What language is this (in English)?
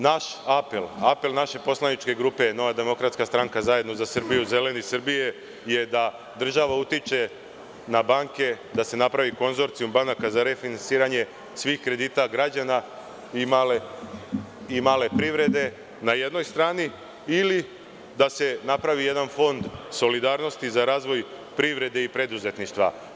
Serbian